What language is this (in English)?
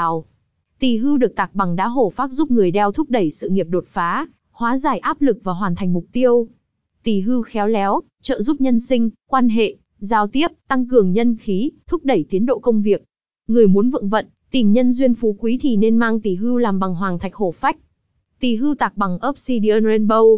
Vietnamese